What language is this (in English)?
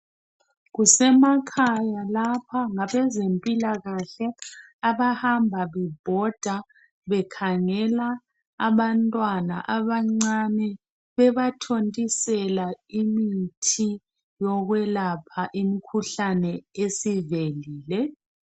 North Ndebele